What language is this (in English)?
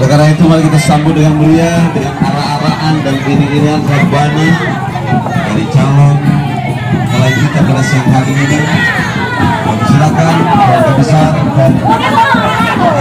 Indonesian